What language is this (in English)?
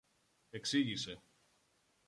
Greek